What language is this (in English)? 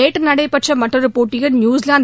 Tamil